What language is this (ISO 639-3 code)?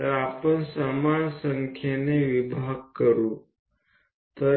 guj